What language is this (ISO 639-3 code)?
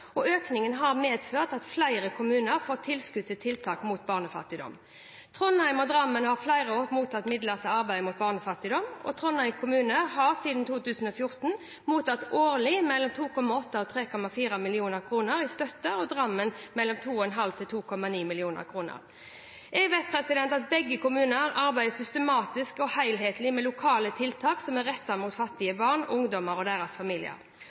nob